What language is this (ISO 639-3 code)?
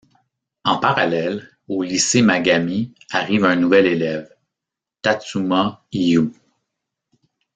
fra